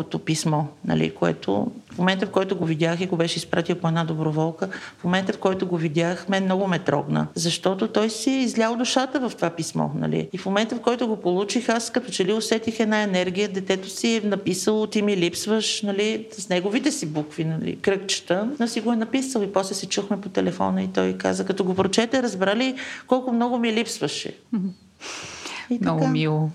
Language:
Bulgarian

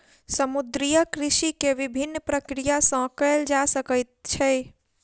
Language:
Maithili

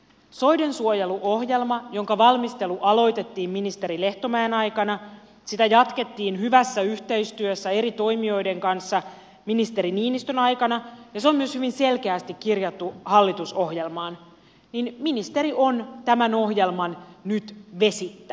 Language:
Finnish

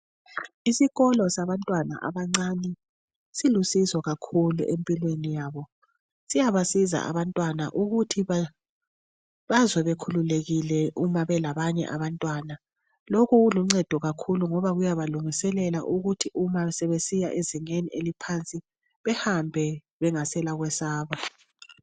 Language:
North Ndebele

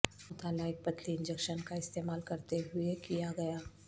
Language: Urdu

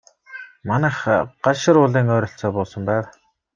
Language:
Mongolian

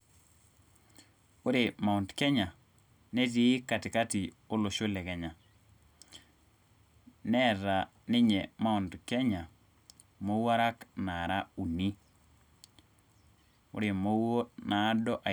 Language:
Masai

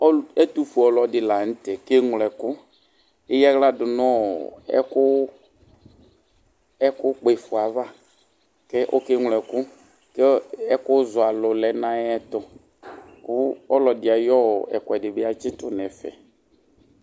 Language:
Ikposo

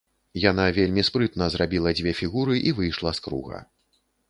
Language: Belarusian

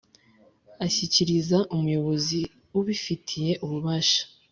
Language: Kinyarwanda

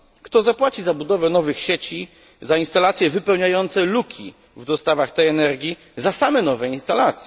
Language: Polish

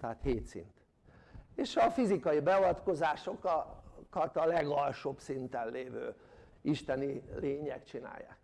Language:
Hungarian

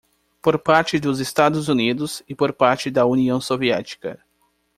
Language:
Portuguese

